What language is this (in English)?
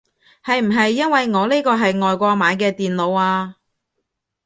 Cantonese